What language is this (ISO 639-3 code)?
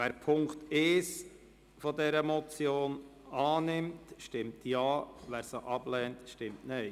gsw